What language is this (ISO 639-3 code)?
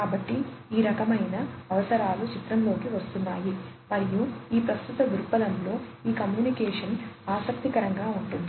tel